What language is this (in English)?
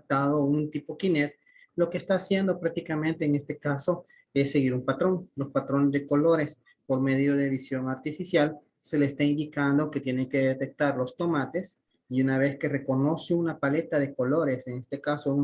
Spanish